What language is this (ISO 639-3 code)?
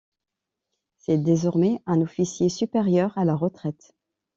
fra